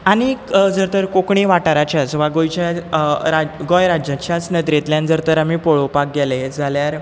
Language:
Konkani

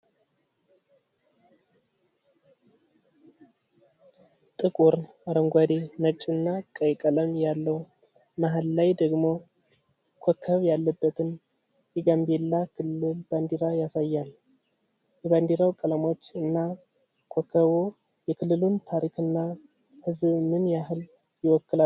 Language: Amharic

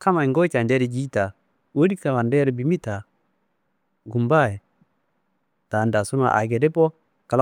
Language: Kanembu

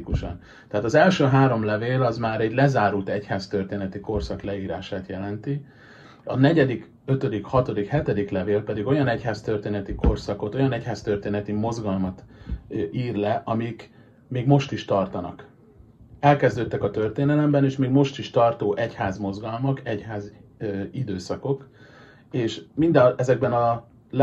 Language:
Hungarian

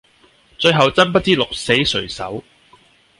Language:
Cantonese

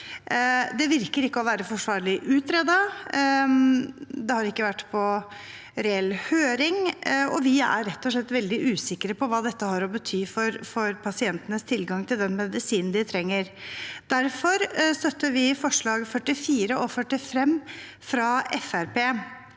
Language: Norwegian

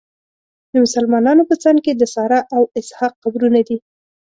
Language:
Pashto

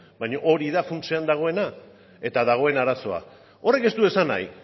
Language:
Basque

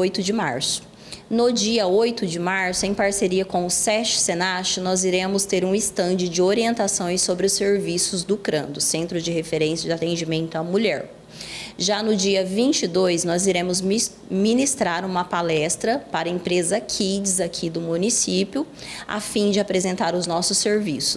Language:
Portuguese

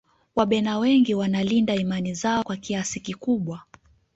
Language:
Swahili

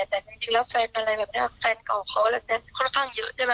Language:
Thai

